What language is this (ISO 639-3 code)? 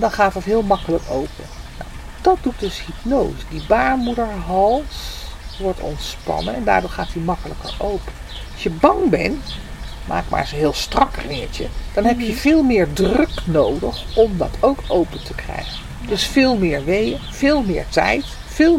nld